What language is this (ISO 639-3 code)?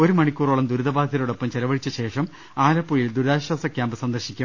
mal